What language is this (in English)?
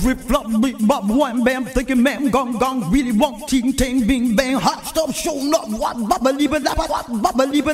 Hungarian